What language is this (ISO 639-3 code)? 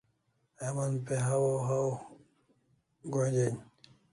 kls